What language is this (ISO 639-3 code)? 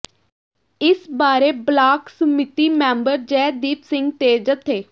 pan